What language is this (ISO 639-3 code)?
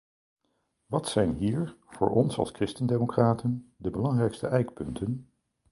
nld